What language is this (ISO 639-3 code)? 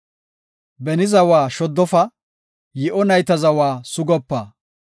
gof